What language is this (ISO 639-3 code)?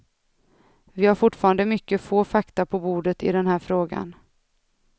swe